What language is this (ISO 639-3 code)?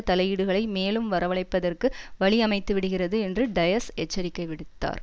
tam